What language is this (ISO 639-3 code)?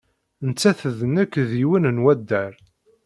kab